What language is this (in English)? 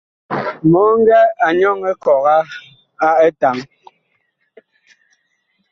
Bakoko